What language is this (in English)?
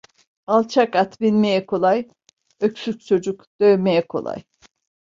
Turkish